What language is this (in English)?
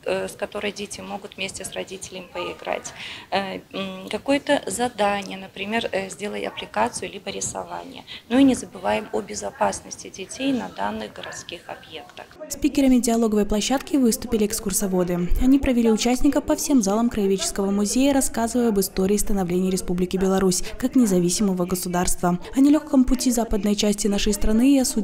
Russian